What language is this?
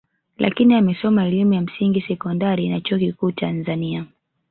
Swahili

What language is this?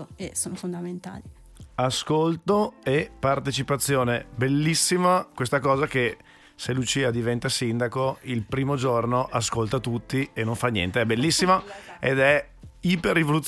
Italian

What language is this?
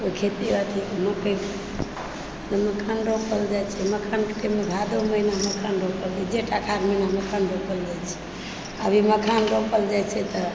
Maithili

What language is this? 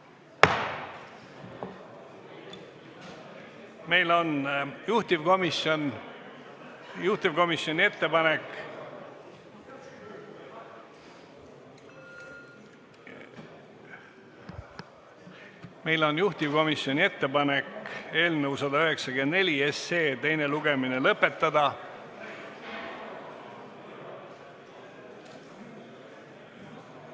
Estonian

